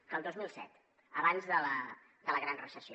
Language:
Catalan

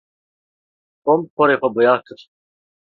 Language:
Kurdish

